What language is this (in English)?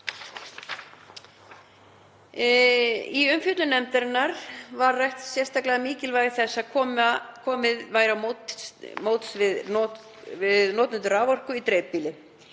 Icelandic